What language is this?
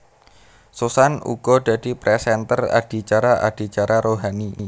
Javanese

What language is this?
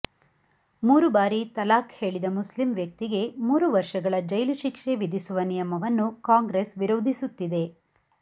Kannada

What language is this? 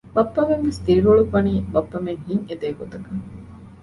Divehi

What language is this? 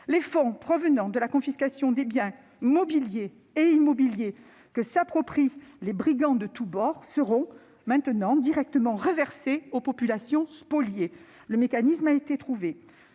French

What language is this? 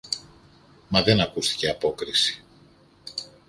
Greek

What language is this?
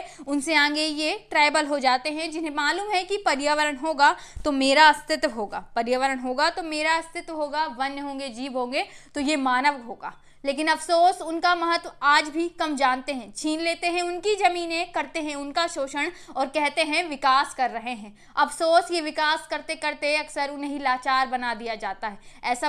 Hindi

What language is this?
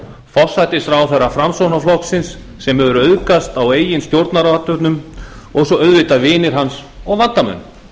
Icelandic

